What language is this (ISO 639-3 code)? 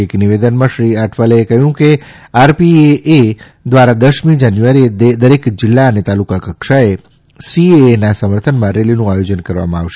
guj